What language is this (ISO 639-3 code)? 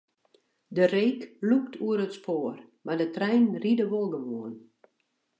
fry